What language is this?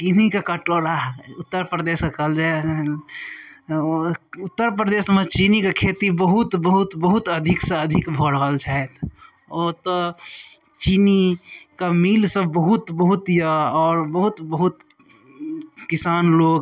Maithili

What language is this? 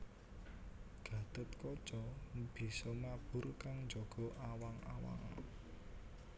Javanese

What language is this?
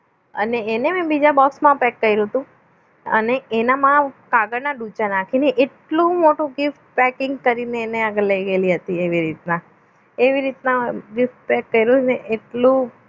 Gujarati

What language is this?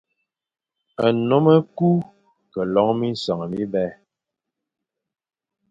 Fang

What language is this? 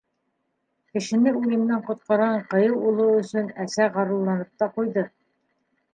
Bashkir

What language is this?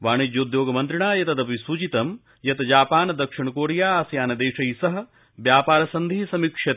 Sanskrit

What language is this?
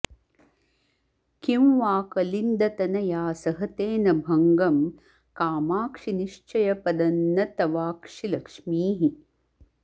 Sanskrit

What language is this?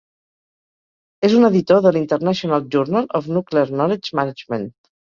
Catalan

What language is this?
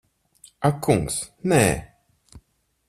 Latvian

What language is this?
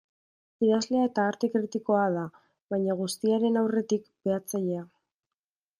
Basque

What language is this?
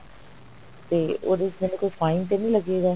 Punjabi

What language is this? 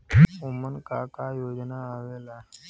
Bhojpuri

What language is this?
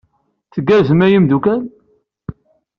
Kabyle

